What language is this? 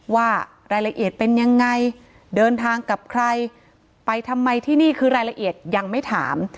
Thai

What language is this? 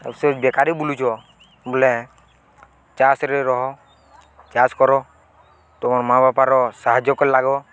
Odia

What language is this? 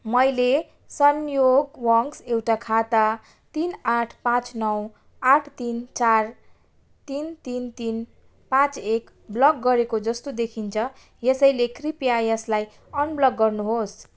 Nepali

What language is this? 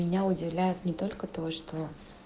Russian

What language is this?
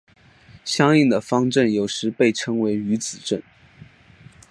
Chinese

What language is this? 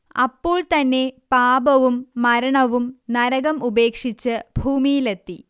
Malayalam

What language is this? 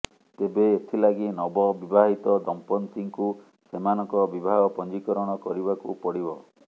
Odia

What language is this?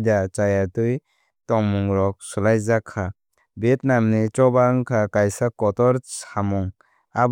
Kok Borok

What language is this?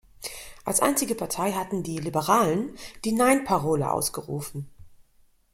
German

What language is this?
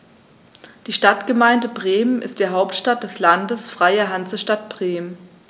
German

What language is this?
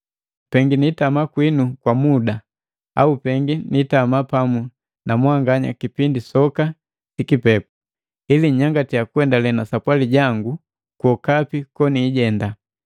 Matengo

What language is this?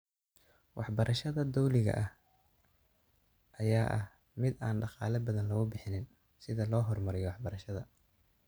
Somali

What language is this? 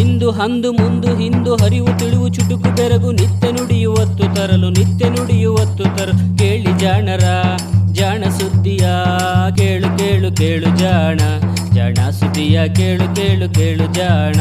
Kannada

